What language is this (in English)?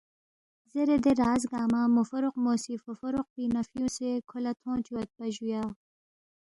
Balti